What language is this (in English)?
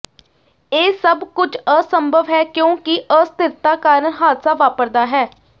Punjabi